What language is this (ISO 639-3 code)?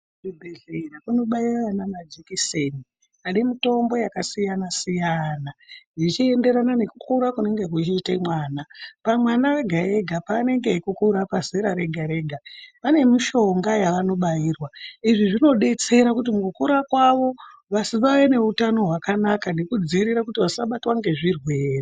ndc